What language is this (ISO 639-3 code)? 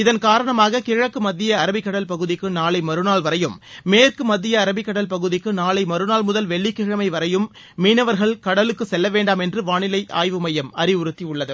tam